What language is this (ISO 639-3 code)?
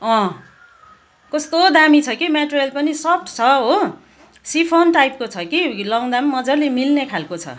nep